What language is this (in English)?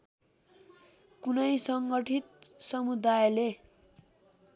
Nepali